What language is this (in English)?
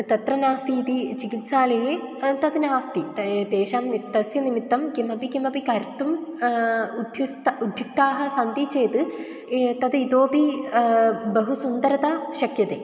Sanskrit